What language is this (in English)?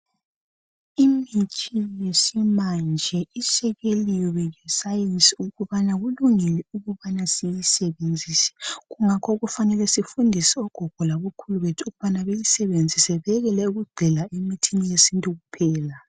North Ndebele